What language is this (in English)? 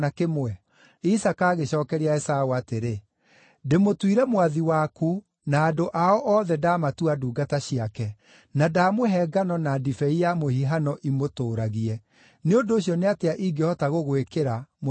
Kikuyu